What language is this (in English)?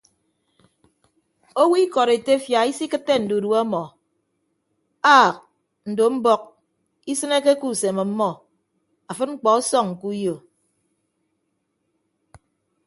Ibibio